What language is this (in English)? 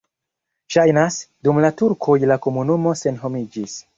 Esperanto